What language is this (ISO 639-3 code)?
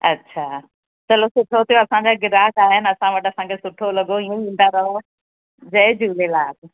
snd